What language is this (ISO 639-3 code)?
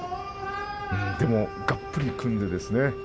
jpn